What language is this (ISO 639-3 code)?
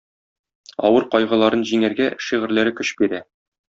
tat